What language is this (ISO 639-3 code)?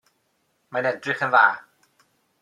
cym